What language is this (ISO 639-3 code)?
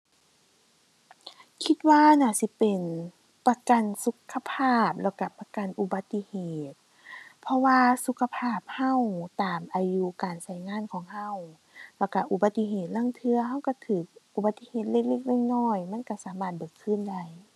tha